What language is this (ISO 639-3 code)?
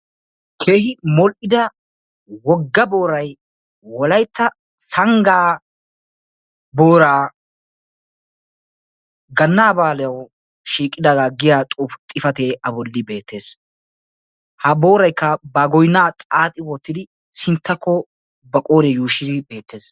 wal